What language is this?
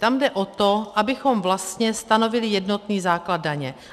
Czech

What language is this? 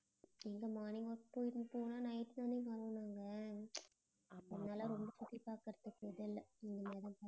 Tamil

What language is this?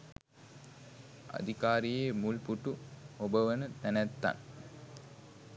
Sinhala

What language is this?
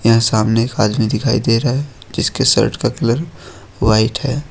Hindi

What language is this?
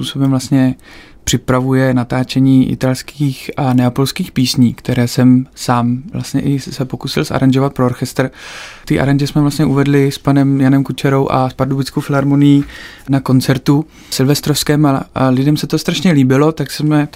Czech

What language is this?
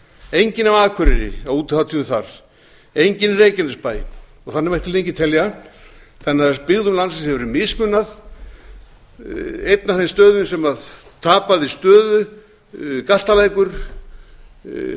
Icelandic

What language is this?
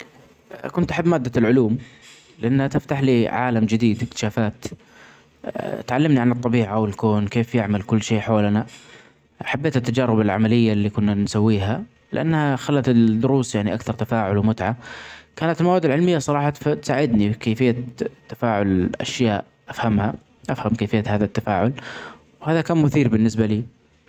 Omani Arabic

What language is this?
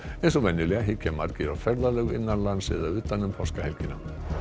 Icelandic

